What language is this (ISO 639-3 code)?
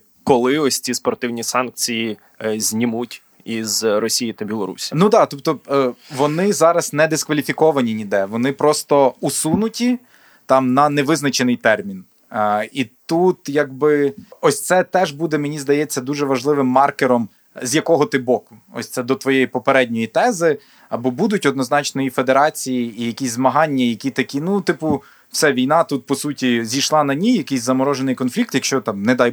ukr